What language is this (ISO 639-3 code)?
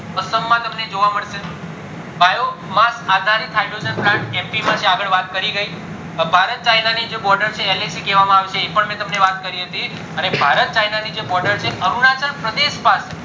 guj